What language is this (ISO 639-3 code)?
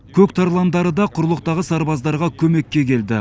kaz